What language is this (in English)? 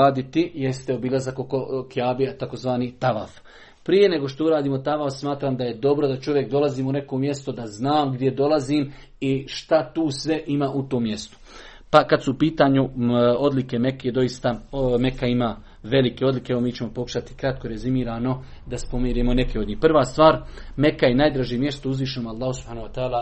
Croatian